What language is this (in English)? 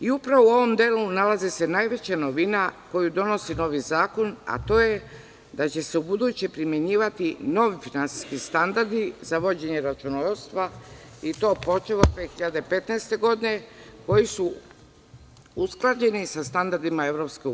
Serbian